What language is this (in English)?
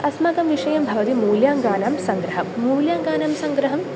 Sanskrit